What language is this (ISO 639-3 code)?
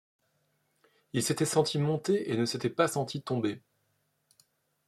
fra